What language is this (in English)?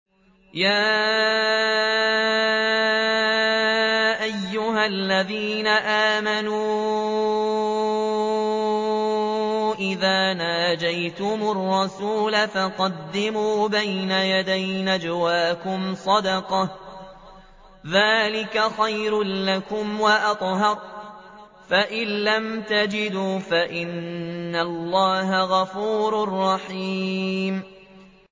Arabic